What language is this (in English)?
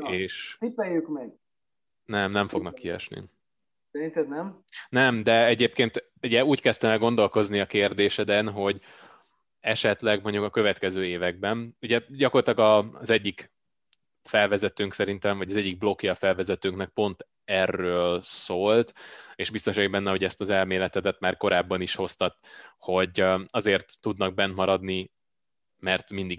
Hungarian